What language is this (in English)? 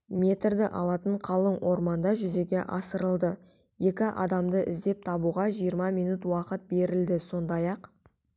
Kazakh